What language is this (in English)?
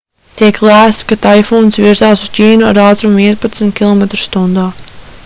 Latvian